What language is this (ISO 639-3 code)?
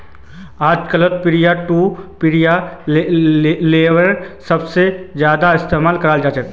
mag